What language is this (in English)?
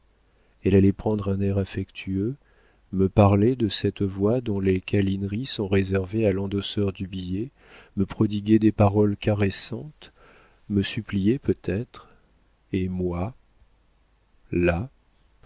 French